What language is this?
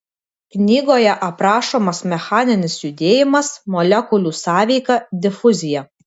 Lithuanian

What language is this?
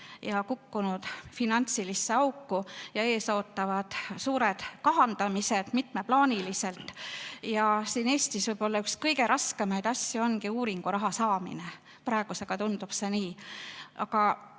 Estonian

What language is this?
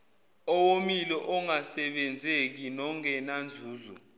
Zulu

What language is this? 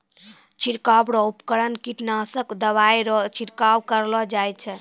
Maithili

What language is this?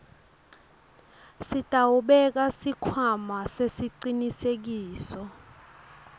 Swati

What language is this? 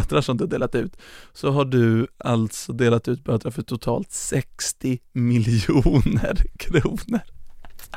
Swedish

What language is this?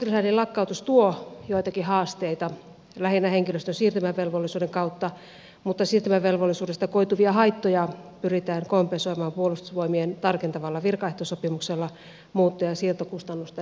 Finnish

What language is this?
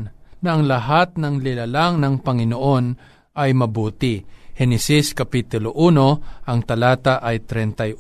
Filipino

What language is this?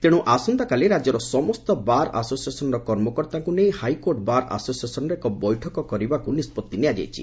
Odia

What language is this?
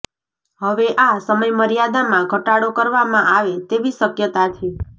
Gujarati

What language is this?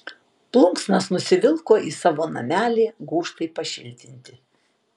Lithuanian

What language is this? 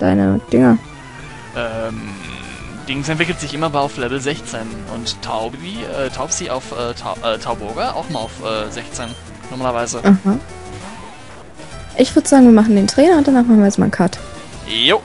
German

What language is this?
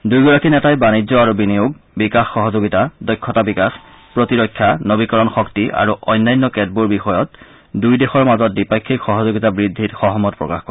Assamese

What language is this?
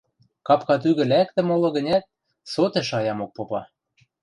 Western Mari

